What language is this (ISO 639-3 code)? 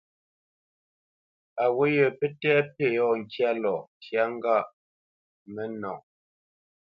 bce